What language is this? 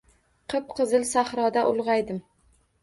Uzbek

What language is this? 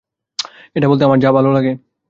Bangla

